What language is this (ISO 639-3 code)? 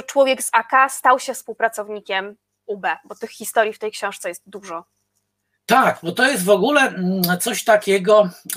pol